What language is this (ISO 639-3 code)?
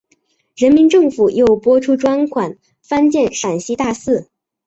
zho